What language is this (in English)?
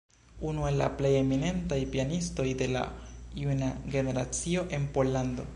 Esperanto